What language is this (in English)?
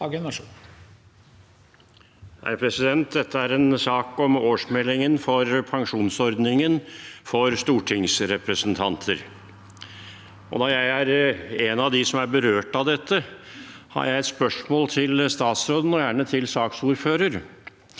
Norwegian